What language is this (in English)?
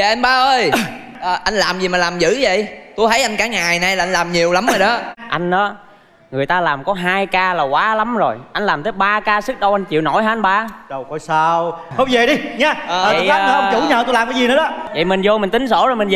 Vietnamese